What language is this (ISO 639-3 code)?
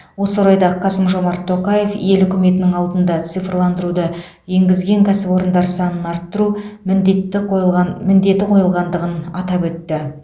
kaz